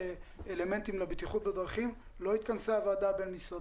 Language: Hebrew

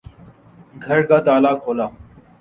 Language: Urdu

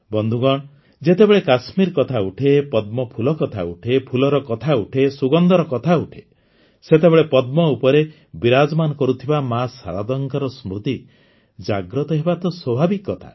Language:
Odia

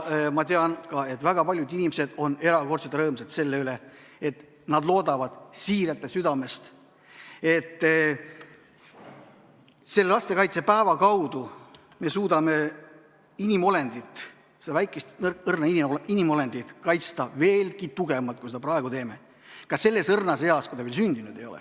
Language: Estonian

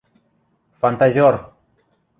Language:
Western Mari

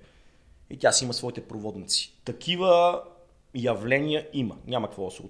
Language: Bulgarian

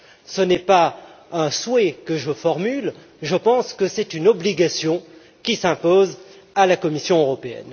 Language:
French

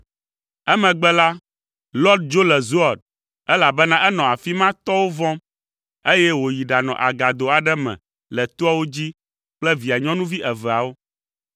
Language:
Ewe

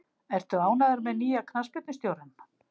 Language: Icelandic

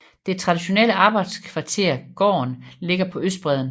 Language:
Danish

